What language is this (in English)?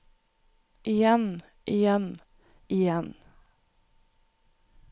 Norwegian